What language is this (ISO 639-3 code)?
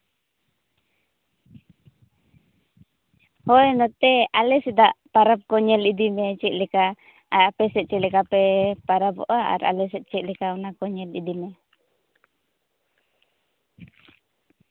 sat